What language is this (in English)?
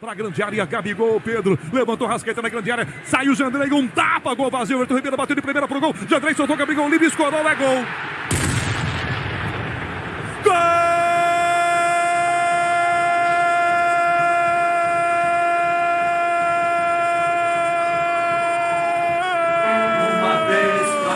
Portuguese